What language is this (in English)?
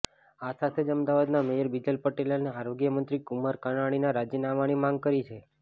Gujarati